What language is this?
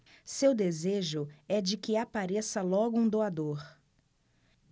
Portuguese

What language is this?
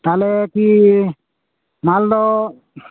Santali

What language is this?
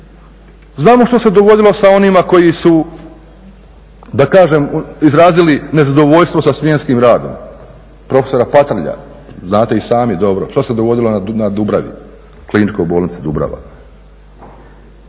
Croatian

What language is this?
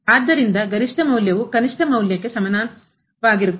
Kannada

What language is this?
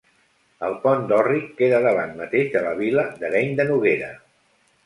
Catalan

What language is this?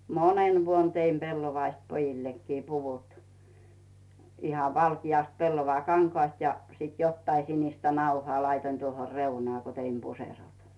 Finnish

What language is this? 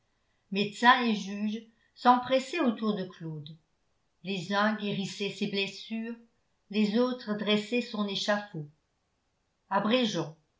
French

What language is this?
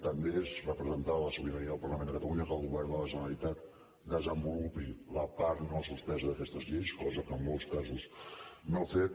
Catalan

